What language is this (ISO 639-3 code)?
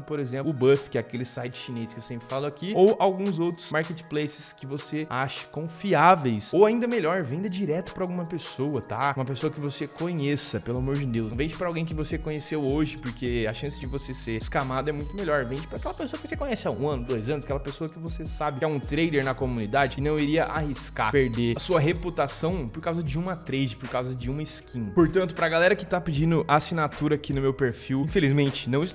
por